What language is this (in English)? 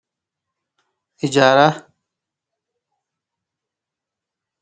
Sidamo